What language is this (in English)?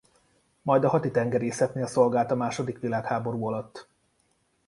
Hungarian